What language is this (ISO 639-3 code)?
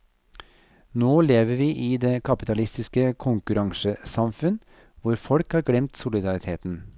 nor